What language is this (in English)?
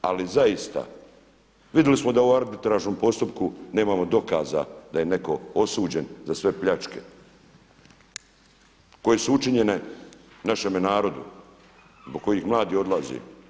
Croatian